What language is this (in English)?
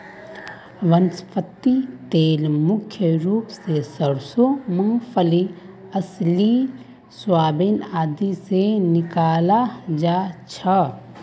Magahi